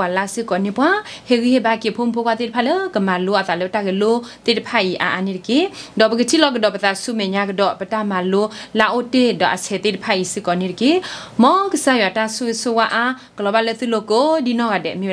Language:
Thai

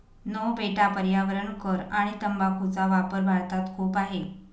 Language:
Marathi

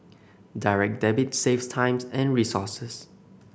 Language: English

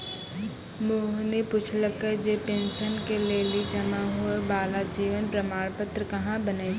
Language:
Maithili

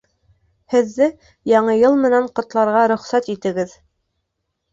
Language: Bashkir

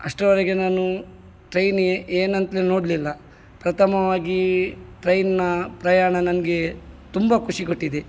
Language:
Kannada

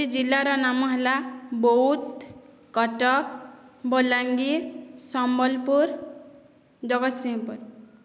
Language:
Odia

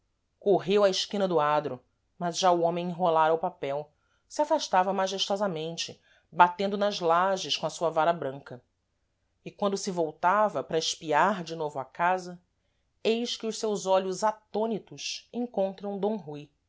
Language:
Portuguese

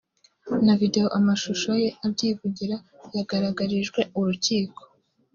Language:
Kinyarwanda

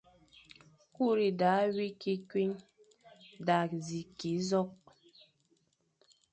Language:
Fang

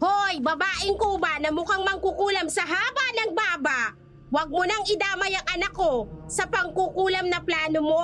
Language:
Filipino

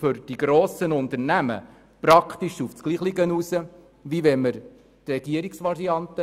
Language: Swiss German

